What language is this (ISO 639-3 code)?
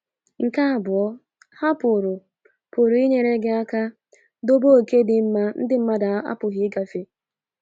ibo